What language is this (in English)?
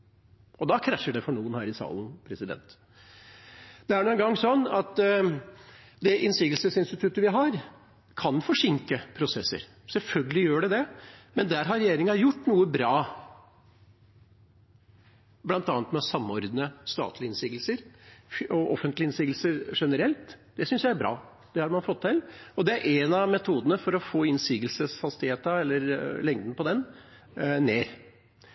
Norwegian Bokmål